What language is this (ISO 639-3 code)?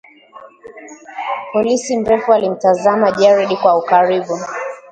swa